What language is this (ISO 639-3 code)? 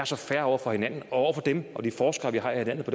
dan